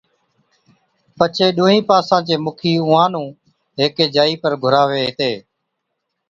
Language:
Od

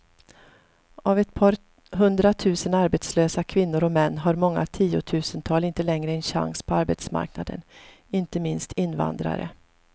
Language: Swedish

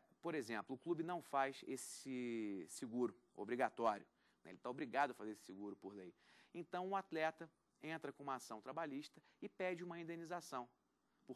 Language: Portuguese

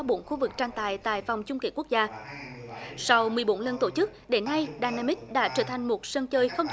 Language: Vietnamese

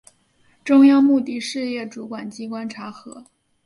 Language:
Chinese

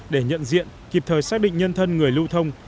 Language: Vietnamese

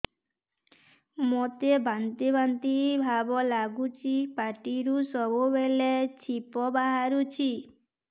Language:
Odia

